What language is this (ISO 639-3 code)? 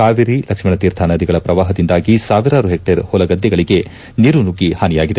kan